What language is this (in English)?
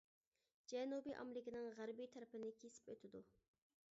Uyghur